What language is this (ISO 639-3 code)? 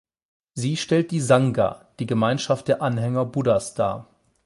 deu